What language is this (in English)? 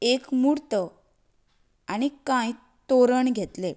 Konkani